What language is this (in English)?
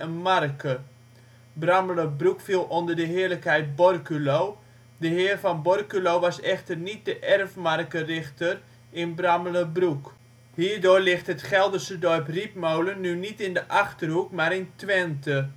Dutch